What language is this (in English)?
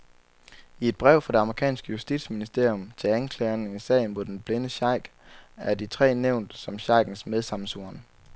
Danish